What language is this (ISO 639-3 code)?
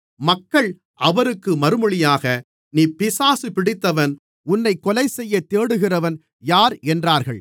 tam